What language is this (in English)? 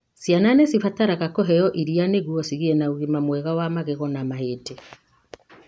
Kikuyu